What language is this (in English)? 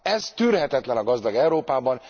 Hungarian